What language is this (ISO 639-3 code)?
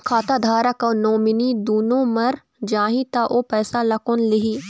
hne